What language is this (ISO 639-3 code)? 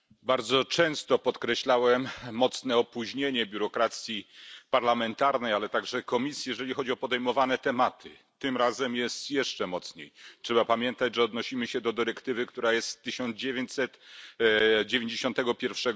pol